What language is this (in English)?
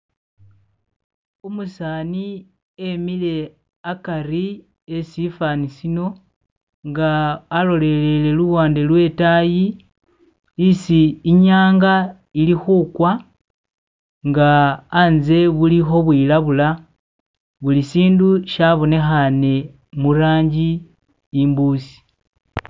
Masaaba